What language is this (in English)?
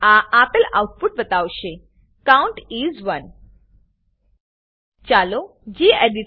Gujarati